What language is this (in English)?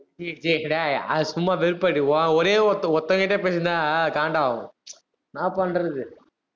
Tamil